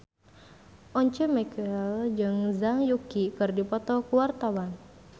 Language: Sundanese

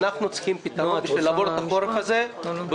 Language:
Hebrew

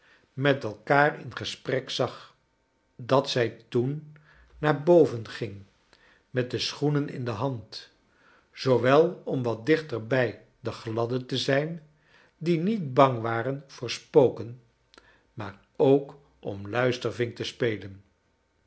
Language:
Dutch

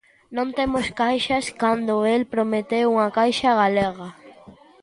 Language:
Galician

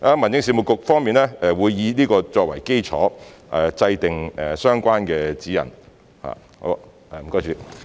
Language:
Cantonese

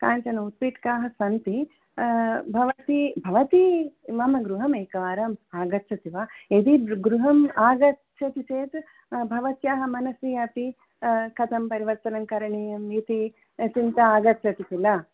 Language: Sanskrit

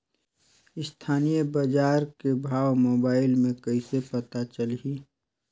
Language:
Chhattisgarhi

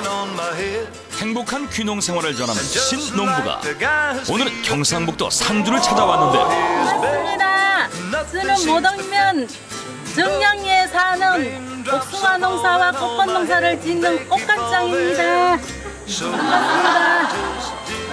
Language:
Korean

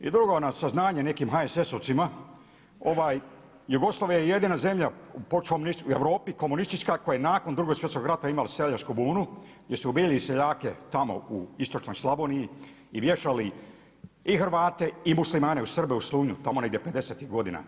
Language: Croatian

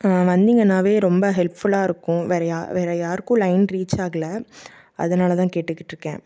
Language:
Tamil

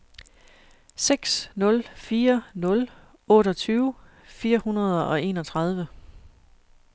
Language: Danish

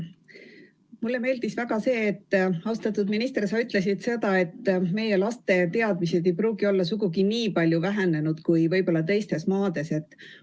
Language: Estonian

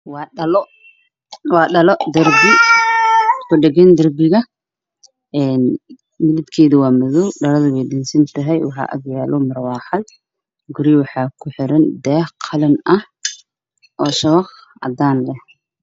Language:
Somali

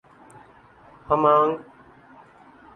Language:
Urdu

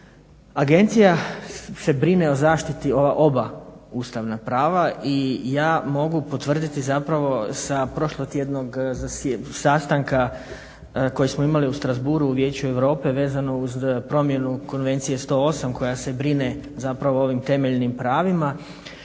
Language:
Croatian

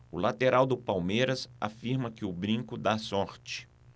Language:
Portuguese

